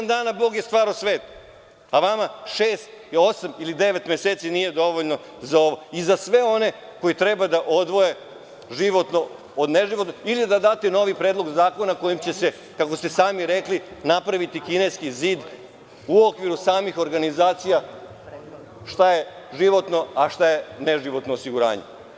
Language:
Serbian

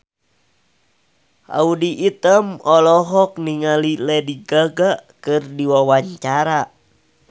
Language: Sundanese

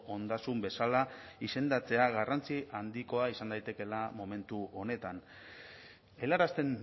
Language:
Basque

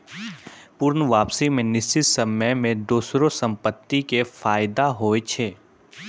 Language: Maithili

